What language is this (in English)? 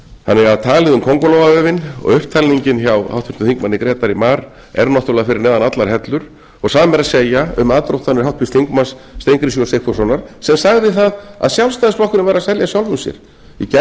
Icelandic